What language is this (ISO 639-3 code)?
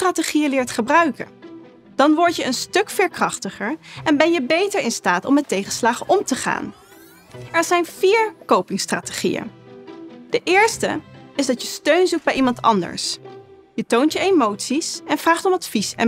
nld